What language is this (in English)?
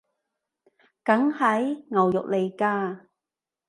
Cantonese